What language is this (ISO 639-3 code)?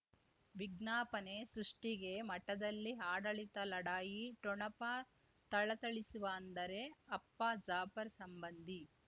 kan